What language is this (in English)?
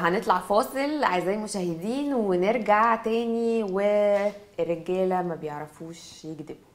Arabic